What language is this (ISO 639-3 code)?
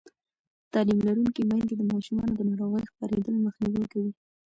pus